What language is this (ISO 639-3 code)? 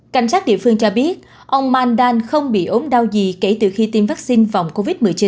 vie